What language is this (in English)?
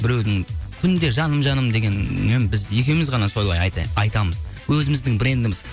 Kazakh